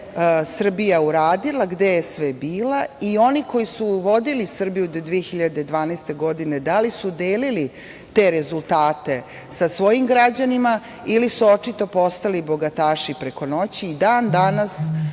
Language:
Serbian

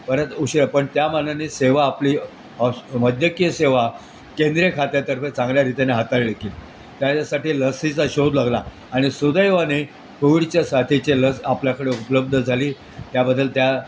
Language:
Marathi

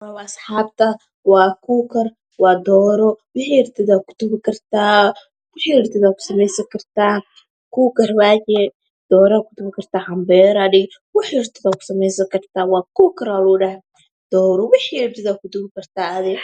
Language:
Somali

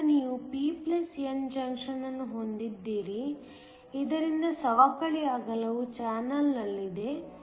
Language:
Kannada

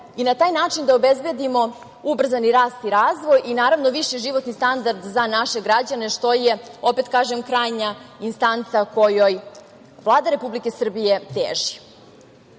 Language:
Serbian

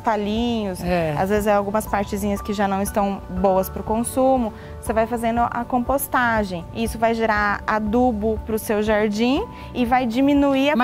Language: Portuguese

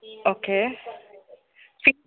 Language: Telugu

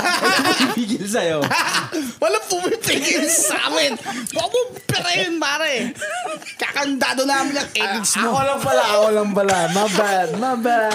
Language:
Filipino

